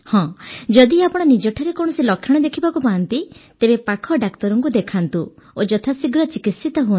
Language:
Odia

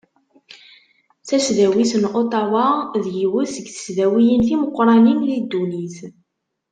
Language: Kabyle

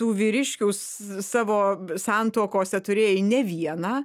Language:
Lithuanian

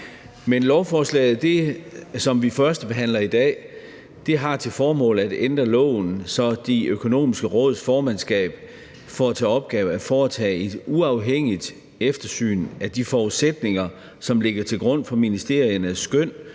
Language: Danish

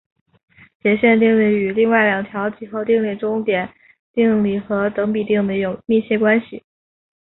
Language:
Chinese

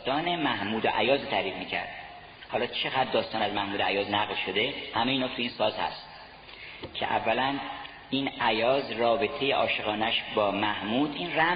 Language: Persian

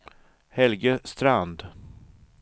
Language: Swedish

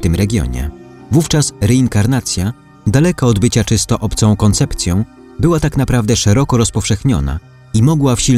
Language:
Polish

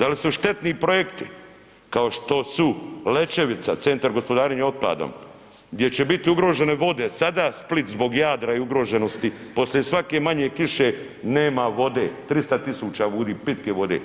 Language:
Croatian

